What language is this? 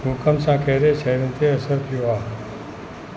Sindhi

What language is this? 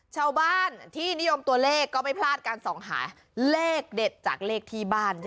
Thai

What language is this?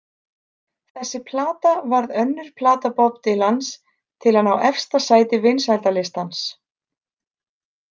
Icelandic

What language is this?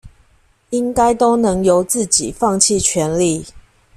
Chinese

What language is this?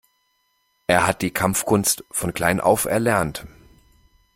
German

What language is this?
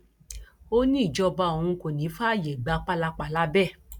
Yoruba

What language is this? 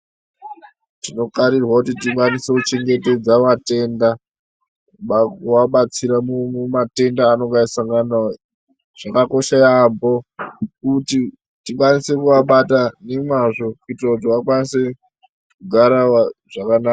Ndau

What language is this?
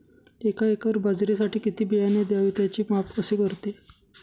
Marathi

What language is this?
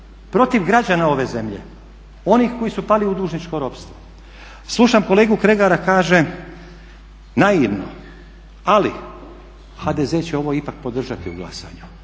Croatian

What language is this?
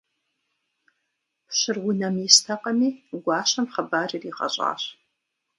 Kabardian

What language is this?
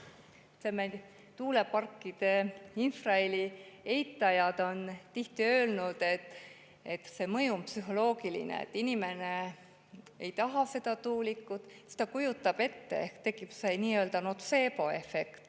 Estonian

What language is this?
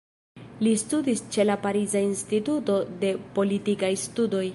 Esperanto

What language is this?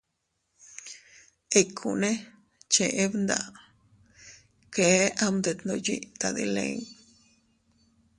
Teutila Cuicatec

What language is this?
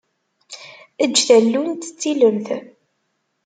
Kabyle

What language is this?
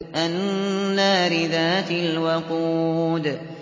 Arabic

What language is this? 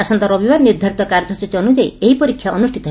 Odia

